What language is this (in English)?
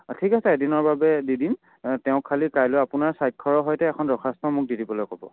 Assamese